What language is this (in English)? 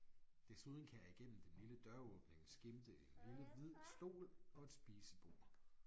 Danish